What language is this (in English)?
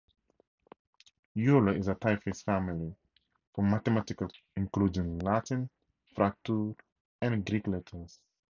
English